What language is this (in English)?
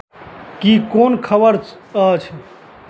Maithili